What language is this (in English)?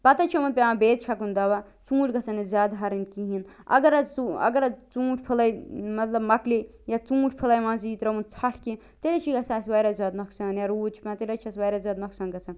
Kashmiri